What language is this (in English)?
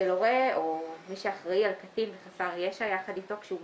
Hebrew